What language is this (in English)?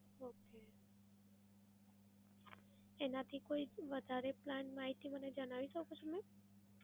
Gujarati